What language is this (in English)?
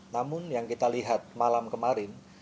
Indonesian